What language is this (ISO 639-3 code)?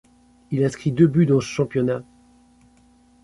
fra